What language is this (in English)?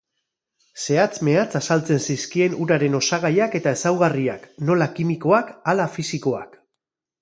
Basque